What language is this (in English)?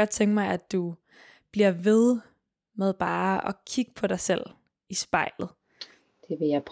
Danish